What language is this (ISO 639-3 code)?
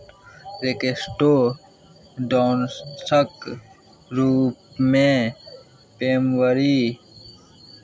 mai